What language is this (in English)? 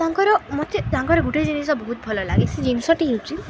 Odia